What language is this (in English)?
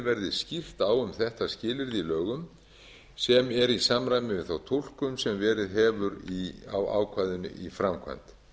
Icelandic